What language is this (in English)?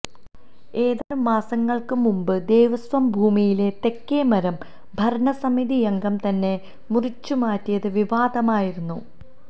Malayalam